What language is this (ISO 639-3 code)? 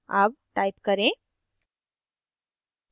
hin